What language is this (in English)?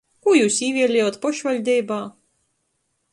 Latgalian